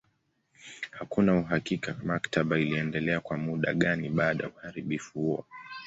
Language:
Swahili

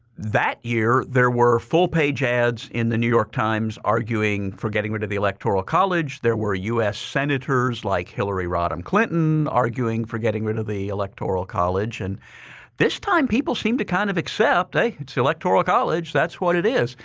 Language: English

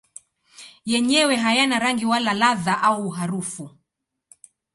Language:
Swahili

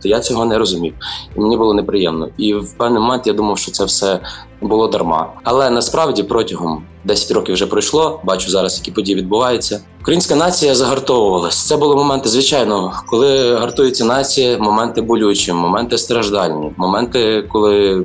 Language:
Ukrainian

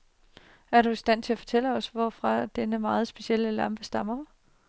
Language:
Danish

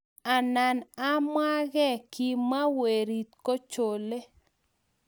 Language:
Kalenjin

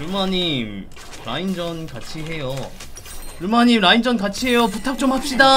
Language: Korean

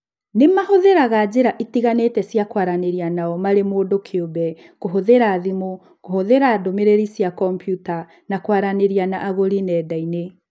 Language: Kikuyu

